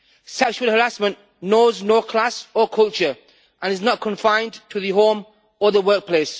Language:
English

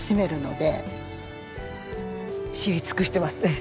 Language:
Japanese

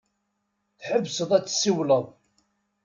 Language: Kabyle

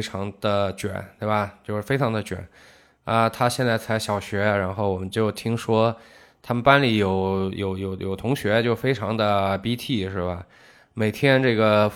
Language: Chinese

